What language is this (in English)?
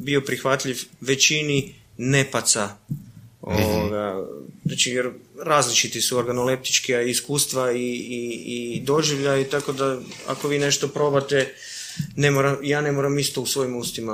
Croatian